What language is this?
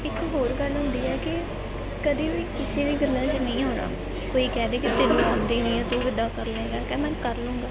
Punjabi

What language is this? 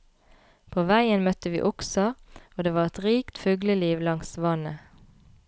Norwegian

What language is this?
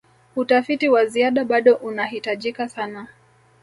Swahili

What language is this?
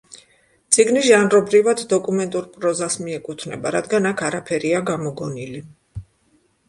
Georgian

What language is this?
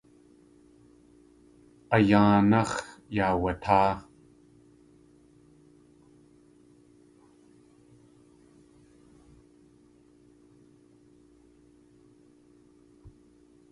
Tlingit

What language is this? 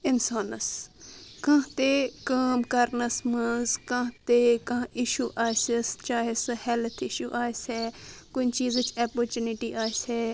Kashmiri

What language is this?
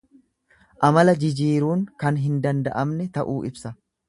Oromo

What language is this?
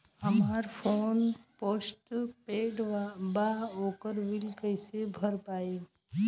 Bhojpuri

